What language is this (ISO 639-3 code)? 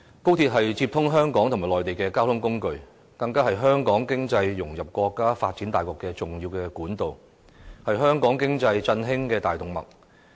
yue